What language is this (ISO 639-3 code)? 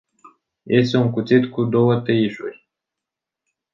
ron